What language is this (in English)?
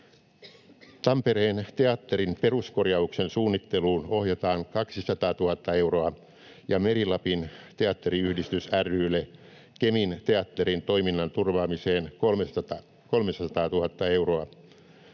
Finnish